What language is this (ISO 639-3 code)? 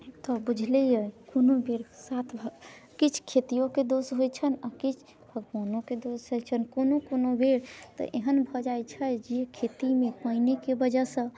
mai